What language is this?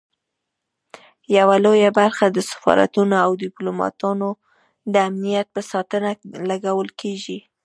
Pashto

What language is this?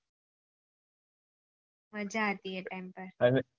Gujarati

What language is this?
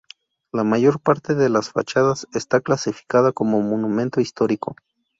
Spanish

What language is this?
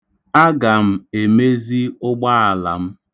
Igbo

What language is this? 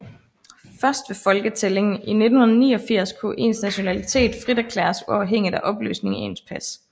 Danish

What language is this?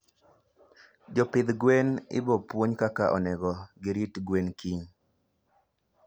Luo (Kenya and Tanzania)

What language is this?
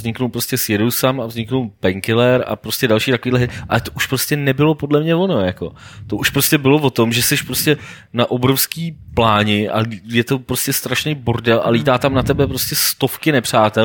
Czech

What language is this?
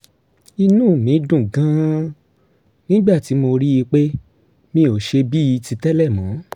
Yoruba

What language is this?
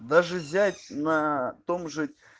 Russian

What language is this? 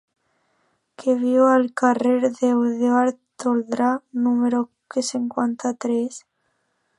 Catalan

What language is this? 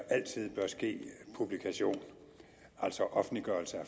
Danish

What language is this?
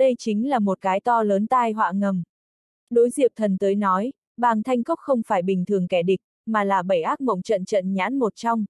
Vietnamese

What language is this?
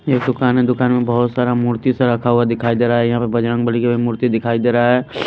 Hindi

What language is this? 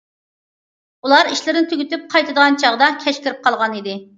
Uyghur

